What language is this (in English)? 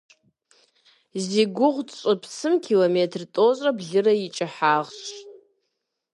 Kabardian